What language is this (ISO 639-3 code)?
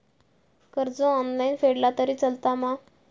mar